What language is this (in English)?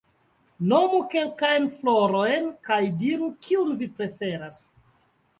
Esperanto